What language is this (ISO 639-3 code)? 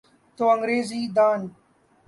urd